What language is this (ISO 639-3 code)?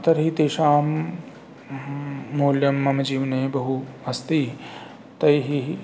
san